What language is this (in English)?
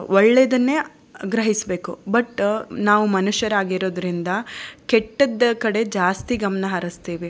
Kannada